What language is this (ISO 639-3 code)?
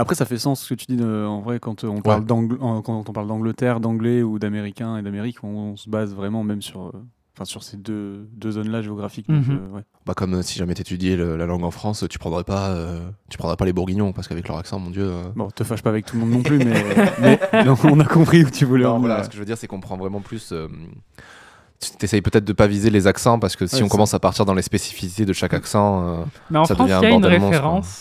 fra